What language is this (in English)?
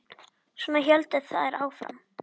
Icelandic